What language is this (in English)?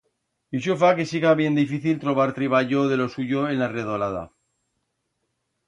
Aragonese